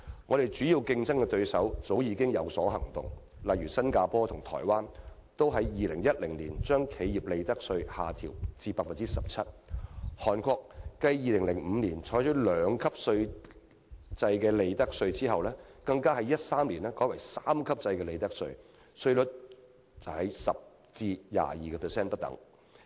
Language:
Cantonese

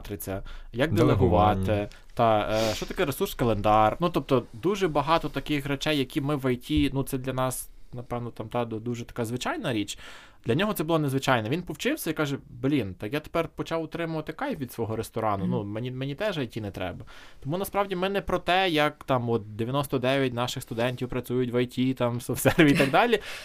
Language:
Ukrainian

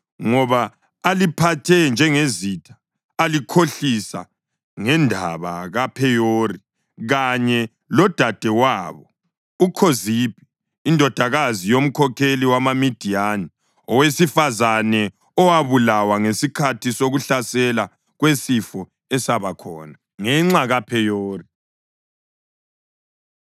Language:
North Ndebele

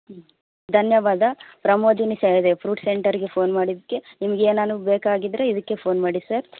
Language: Kannada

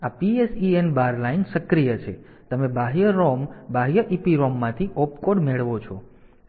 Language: Gujarati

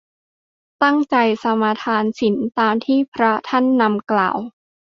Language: Thai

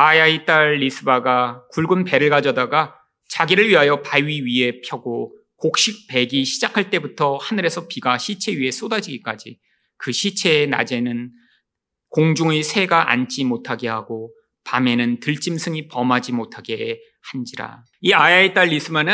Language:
Korean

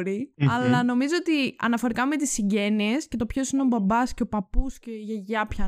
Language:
Greek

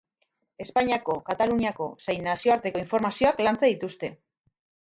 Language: Basque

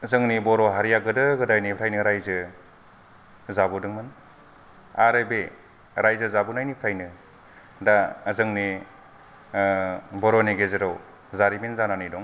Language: Bodo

